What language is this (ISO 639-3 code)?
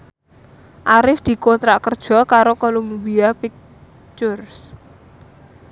jav